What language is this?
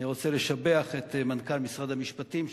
Hebrew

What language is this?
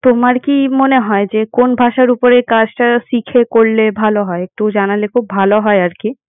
Bangla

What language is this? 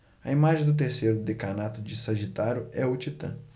Portuguese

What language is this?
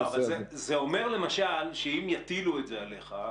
Hebrew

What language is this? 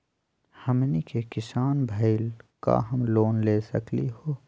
Magahi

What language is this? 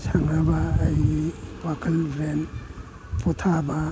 Manipuri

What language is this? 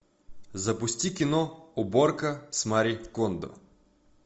Russian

